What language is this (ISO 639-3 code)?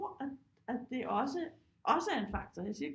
dan